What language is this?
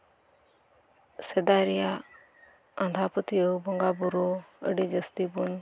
Santali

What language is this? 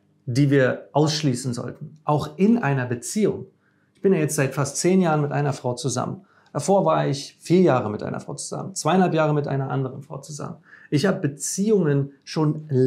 German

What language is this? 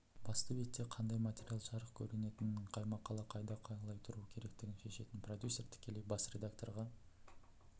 Kazakh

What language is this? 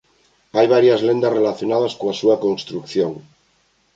Galician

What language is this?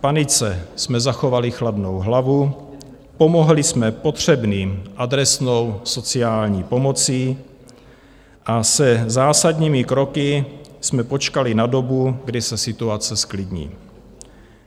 Czech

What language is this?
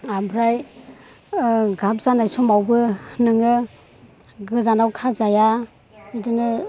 Bodo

